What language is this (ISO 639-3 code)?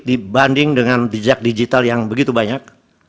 ind